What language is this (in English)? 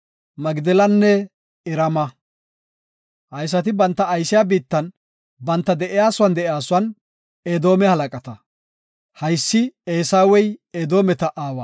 Gofa